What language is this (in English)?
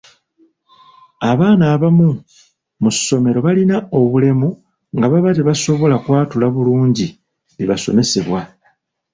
Ganda